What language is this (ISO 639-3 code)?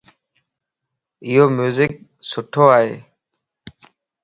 lss